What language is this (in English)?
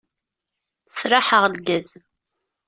Kabyle